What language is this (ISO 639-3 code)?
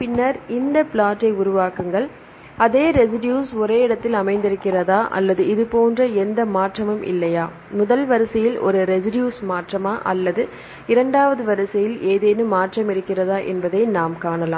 tam